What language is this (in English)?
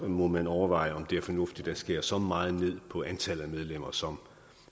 Danish